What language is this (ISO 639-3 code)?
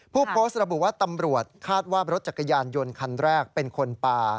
tha